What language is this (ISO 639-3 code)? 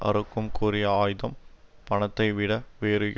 tam